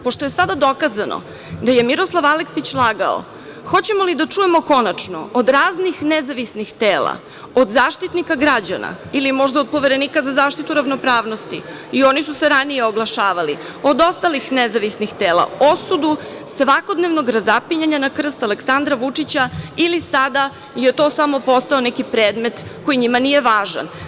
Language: Serbian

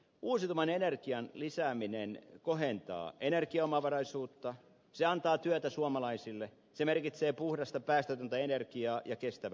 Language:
Finnish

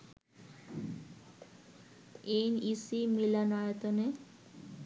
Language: Bangla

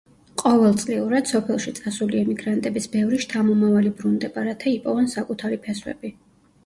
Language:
Georgian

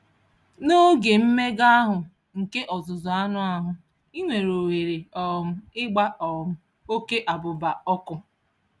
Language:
Igbo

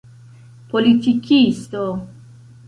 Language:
Esperanto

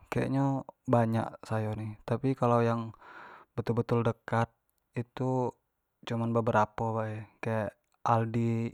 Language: Jambi Malay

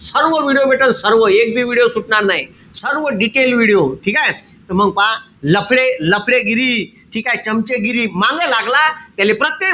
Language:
Marathi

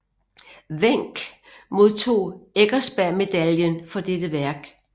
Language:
Danish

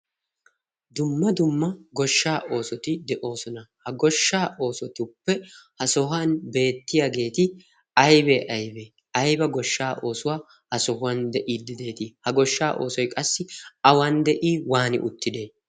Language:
Wolaytta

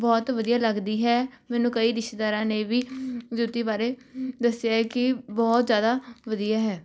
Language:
Punjabi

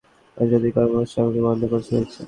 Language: Bangla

